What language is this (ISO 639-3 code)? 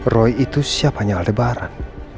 ind